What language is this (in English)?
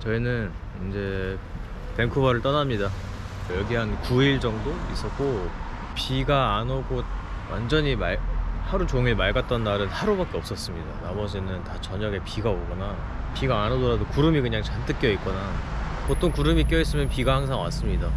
Korean